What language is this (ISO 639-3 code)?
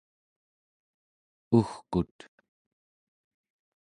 esu